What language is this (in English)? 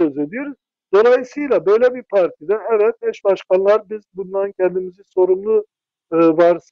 Turkish